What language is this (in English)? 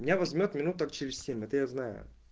Russian